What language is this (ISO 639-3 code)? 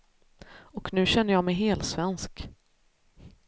swe